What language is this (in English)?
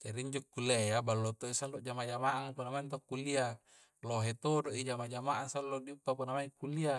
Coastal Konjo